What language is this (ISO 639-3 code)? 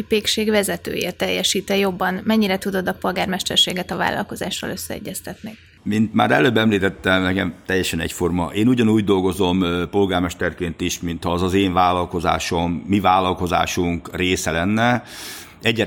hun